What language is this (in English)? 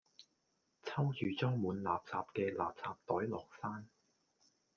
Cantonese